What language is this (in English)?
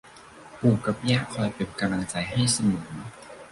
Thai